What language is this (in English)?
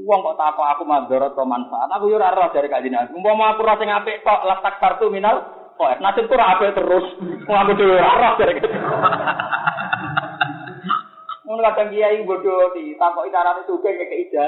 Malay